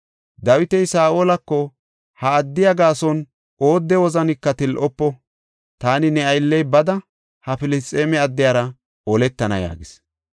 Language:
Gofa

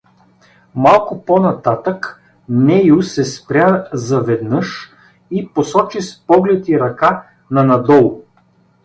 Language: Bulgarian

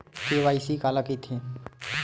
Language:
Chhattisgarhi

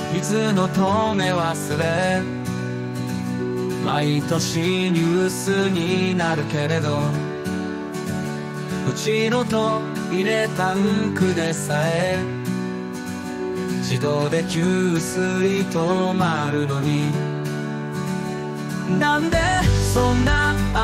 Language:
Japanese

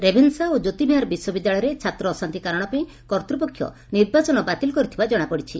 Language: Odia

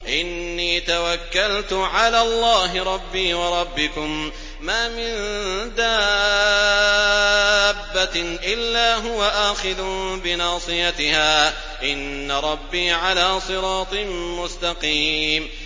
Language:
Arabic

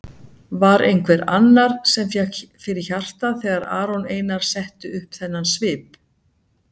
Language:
Icelandic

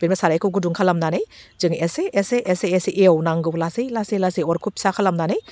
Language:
Bodo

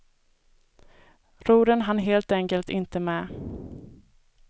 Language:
Swedish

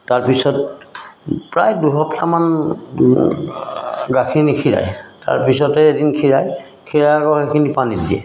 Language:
Assamese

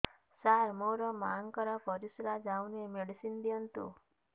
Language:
Odia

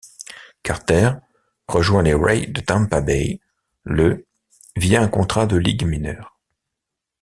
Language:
French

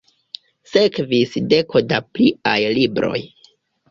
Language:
Esperanto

